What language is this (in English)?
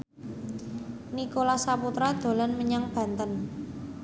Javanese